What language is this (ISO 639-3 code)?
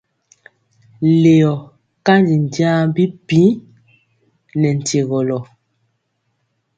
mcx